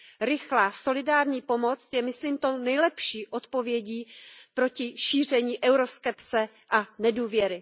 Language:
Czech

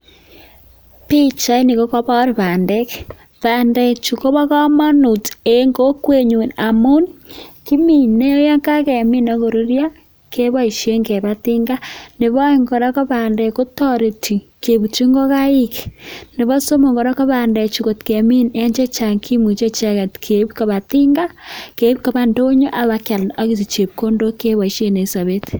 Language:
Kalenjin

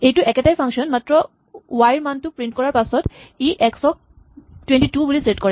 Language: Assamese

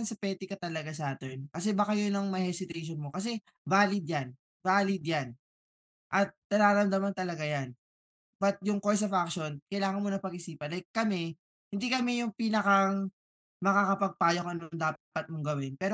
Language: Filipino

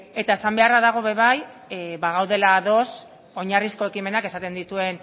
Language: Basque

